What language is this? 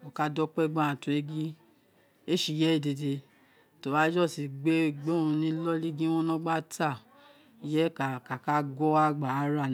Isekiri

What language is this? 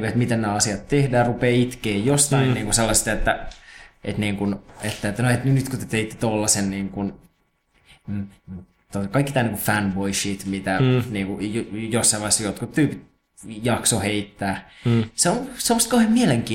Finnish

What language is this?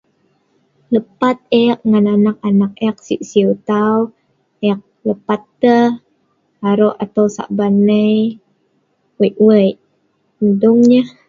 Sa'ban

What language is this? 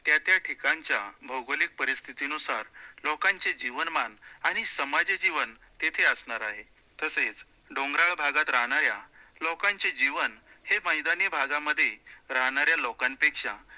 Marathi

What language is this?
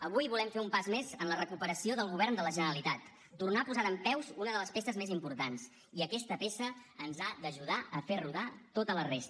Catalan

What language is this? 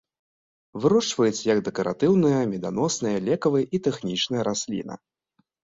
Belarusian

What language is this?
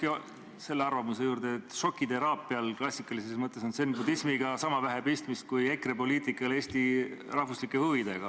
Estonian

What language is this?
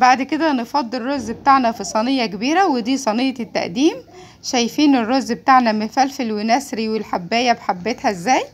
Arabic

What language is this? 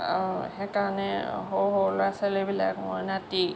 Assamese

